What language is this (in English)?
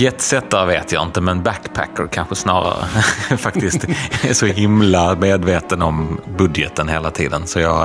Swedish